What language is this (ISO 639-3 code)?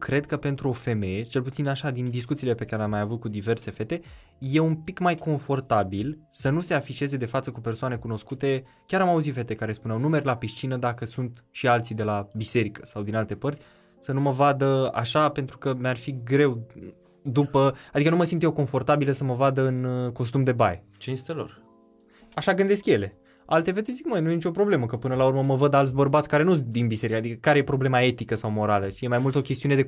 ron